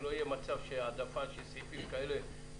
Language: Hebrew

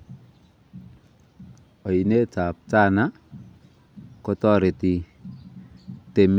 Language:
Kalenjin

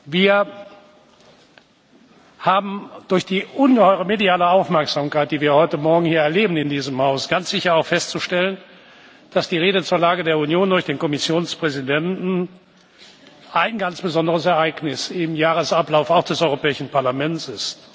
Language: German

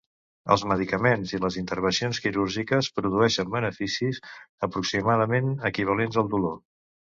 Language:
Catalan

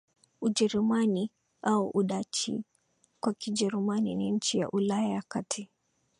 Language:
Swahili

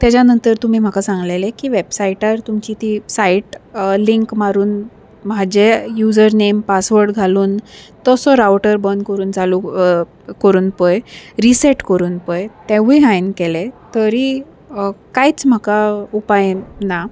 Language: Konkani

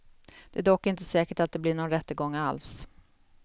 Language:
Swedish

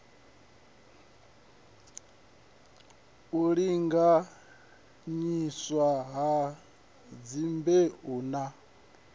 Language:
Venda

